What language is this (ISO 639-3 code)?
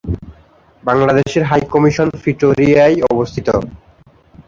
ben